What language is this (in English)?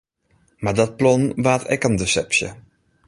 Western Frisian